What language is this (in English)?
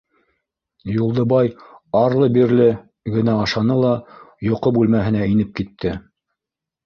Bashkir